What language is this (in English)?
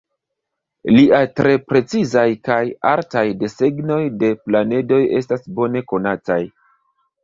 Esperanto